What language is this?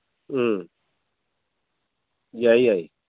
Manipuri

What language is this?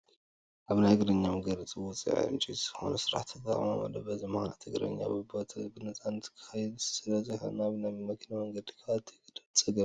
Tigrinya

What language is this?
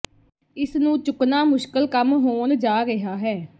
Punjabi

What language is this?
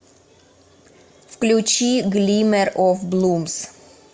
Russian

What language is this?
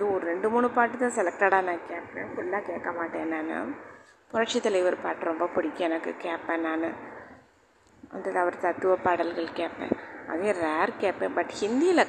Tamil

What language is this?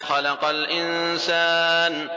Arabic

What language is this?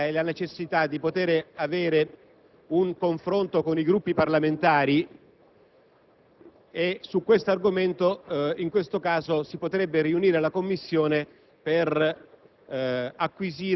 Italian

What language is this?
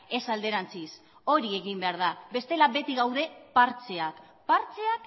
Basque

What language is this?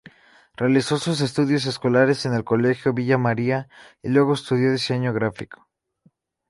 Spanish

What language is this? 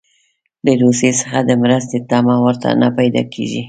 Pashto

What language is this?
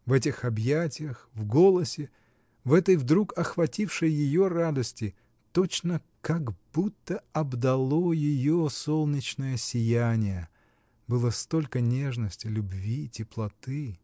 Russian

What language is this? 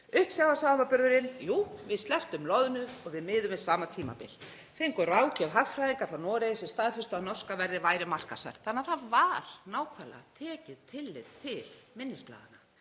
Icelandic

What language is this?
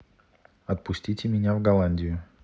Russian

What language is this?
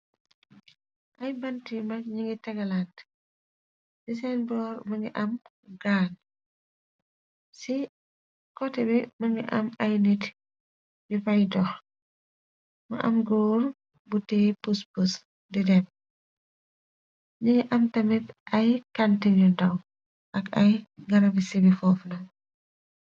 Wolof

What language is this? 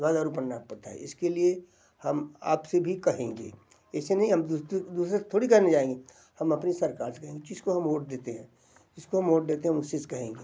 Hindi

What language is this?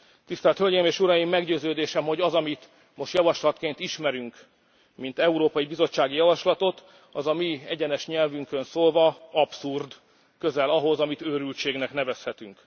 Hungarian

